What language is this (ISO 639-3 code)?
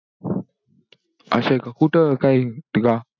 mar